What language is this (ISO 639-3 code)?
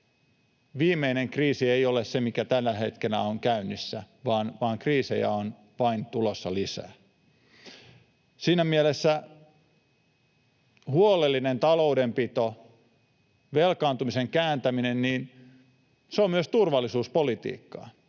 fin